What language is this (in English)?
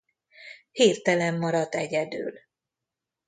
Hungarian